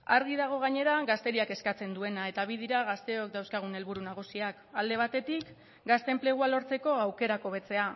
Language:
Basque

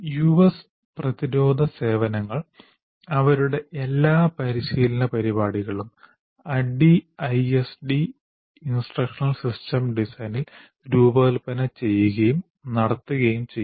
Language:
Malayalam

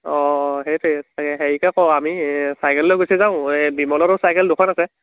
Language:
Assamese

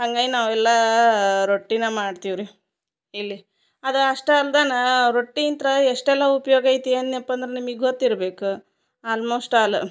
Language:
Kannada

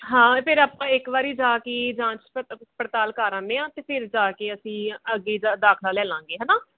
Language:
Punjabi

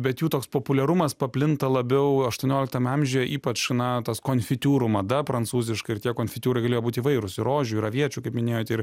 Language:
Lithuanian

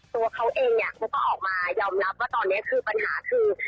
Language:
Thai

